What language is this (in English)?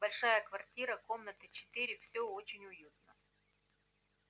Russian